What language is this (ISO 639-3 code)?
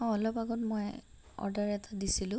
asm